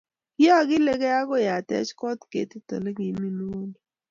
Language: Kalenjin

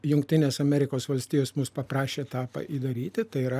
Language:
Lithuanian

